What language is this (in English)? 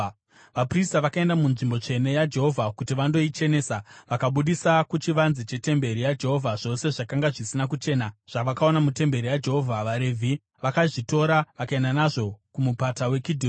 Shona